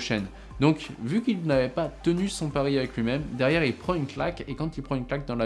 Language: French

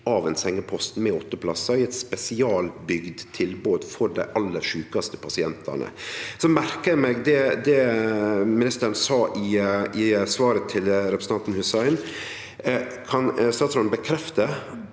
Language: Norwegian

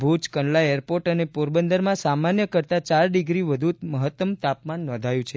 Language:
Gujarati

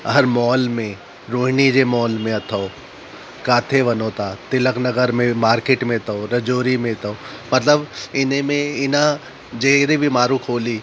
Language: Sindhi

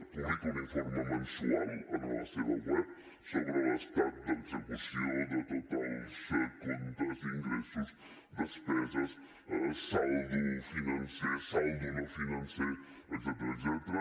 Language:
Catalan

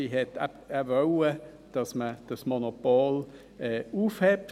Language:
Swiss German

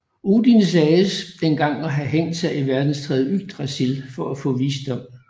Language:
Danish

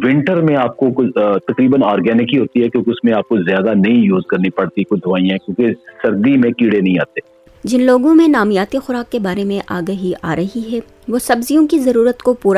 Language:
Urdu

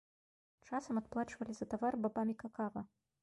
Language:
Belarusian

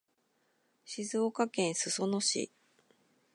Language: Japanese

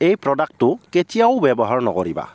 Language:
Assamese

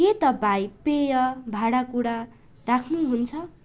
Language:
Nepali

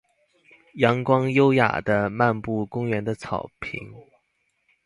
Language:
Chinese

